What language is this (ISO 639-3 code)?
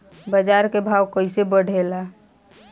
bho